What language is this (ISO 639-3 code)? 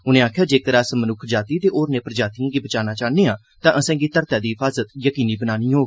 doi